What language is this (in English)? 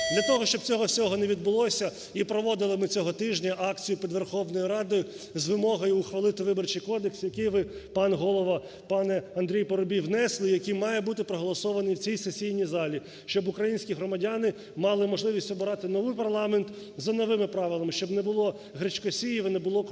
Ukrainian